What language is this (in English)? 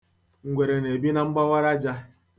Igbo